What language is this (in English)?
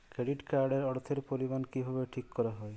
Bangla